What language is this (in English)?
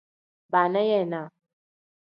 Tem